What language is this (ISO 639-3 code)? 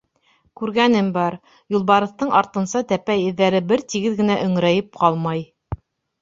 bak